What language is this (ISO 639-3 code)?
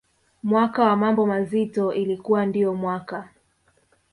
swa